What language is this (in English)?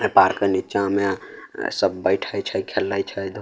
Maithili